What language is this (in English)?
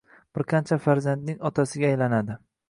Uzbek